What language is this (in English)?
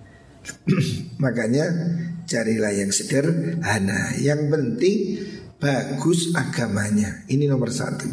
Indonesian